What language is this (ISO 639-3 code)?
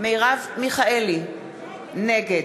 heb